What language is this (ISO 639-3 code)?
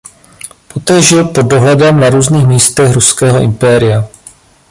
ces